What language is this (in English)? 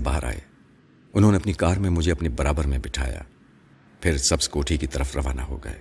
Urdu